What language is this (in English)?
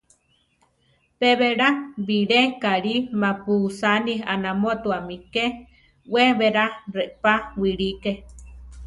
Central Tarahumara